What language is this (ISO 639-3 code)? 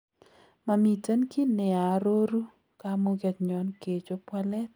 kln